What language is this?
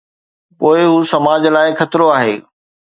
Sindhi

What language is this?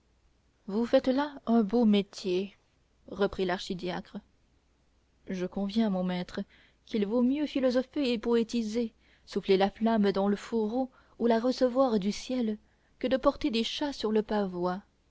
French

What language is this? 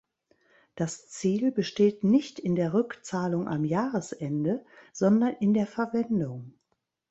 German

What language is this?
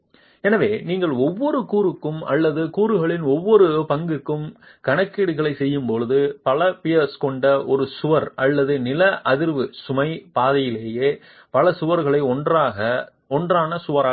Tamil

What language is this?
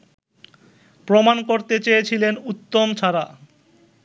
Bangla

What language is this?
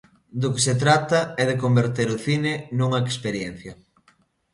Galician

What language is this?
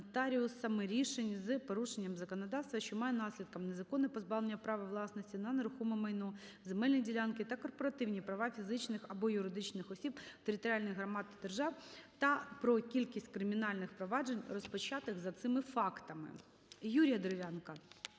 Ukrainian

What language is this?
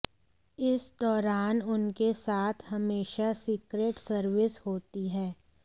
Hindi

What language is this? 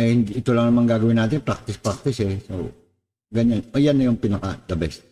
Filipino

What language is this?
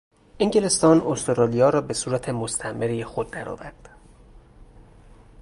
Persian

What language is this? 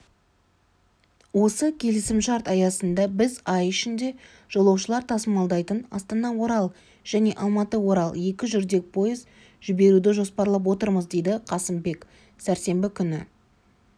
Kazakh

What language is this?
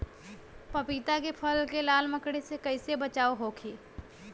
Bhojpuri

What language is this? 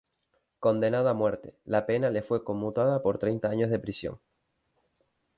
Spanish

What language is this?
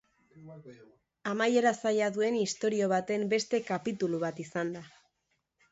Basque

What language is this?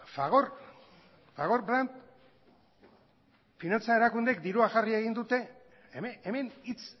Basque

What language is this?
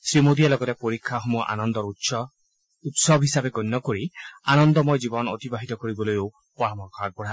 Assamese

